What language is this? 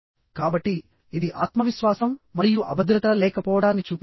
Telugu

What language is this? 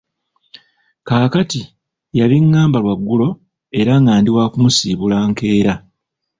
Ganda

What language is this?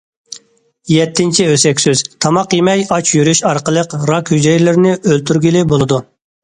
Uyghur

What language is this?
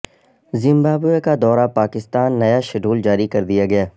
Urdu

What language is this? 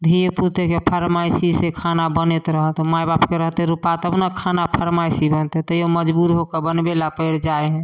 Maithili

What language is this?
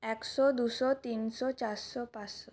Bangla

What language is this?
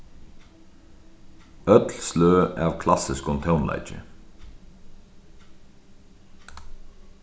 Faroese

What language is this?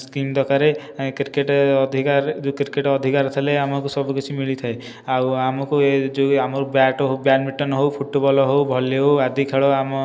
Odia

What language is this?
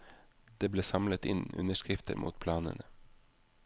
Norwegian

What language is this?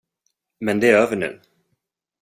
Swedish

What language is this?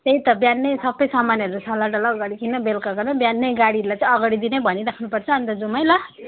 Nepali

